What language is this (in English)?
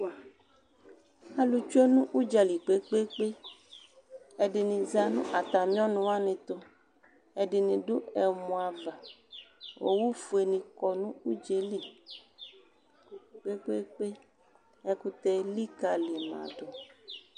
Ikposo